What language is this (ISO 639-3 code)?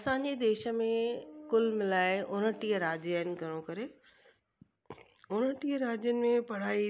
snd